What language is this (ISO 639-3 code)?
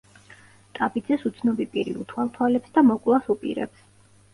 kat